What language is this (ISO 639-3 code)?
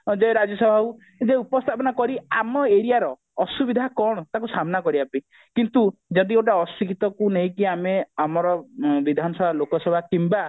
ori